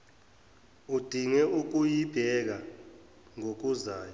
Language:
Zulu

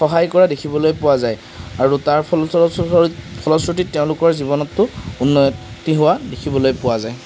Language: Assamese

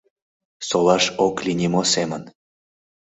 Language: Mari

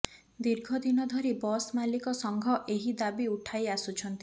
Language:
Odia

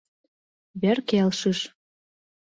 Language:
Mari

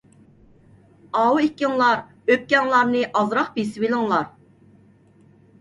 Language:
Uyghur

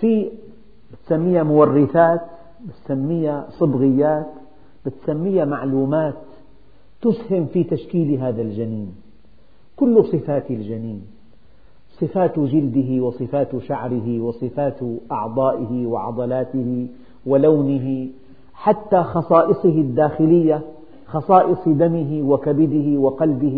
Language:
Arabic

